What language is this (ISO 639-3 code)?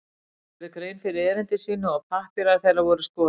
isl